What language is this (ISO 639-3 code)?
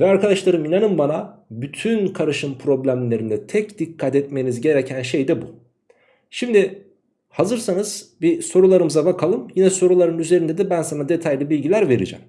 tur